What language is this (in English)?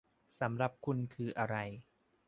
Thai